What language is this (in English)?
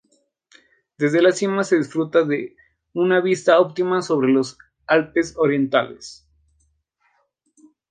Spanish